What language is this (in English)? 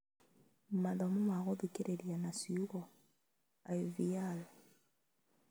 Kikuyu